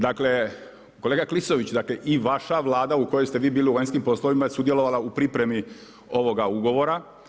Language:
Croatian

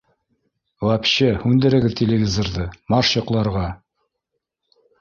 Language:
Bashkir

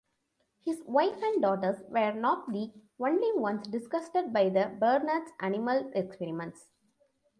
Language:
English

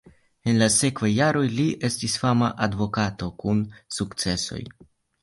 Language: Esperanto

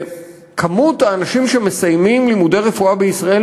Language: Hebrew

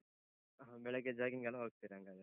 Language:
Kannada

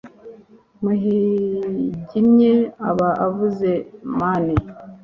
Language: Kinyarwanda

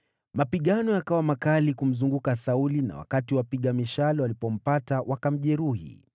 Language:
Swahili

